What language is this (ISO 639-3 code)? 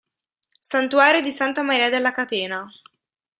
ita